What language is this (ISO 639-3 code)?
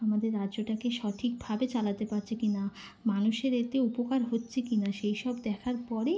ben